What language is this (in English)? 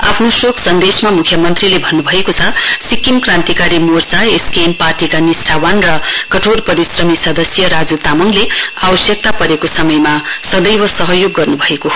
Nepali